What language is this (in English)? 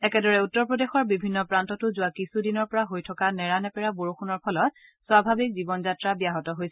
Assamese